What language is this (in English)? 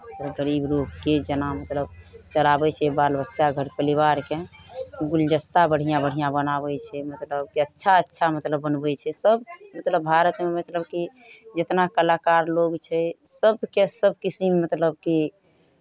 Maithili